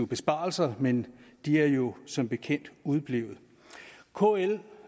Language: Danish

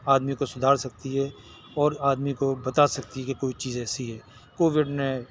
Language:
Urdu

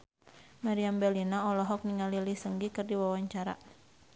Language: Sundanese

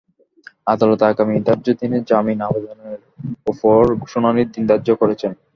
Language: Bangla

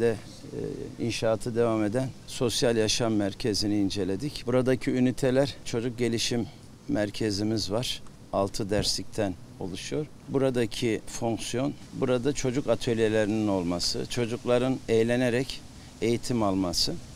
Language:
Turkish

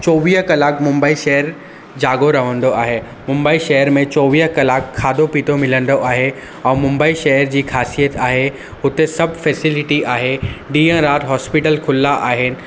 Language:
Sindhi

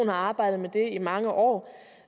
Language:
Danish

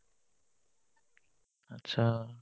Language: Assamese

